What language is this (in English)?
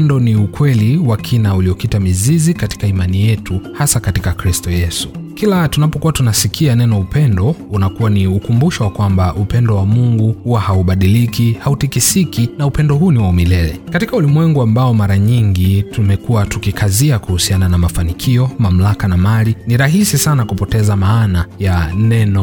Swahili